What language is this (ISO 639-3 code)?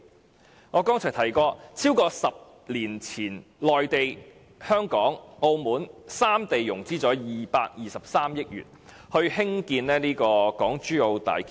yue